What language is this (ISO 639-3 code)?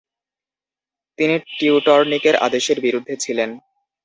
ben